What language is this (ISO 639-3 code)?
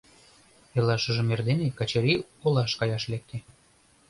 chm